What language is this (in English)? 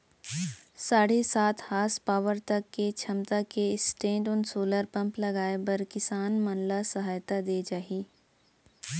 Chhattisgarhi